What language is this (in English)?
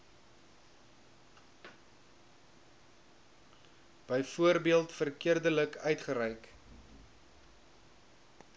Afrikaans